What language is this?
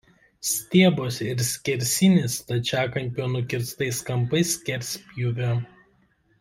Lithuanian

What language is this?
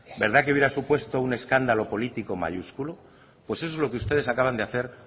Spanish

